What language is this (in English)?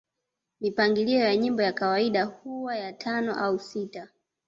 Swahili